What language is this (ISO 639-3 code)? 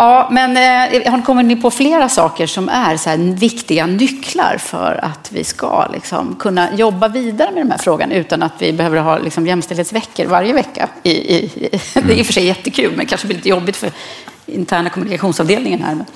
swe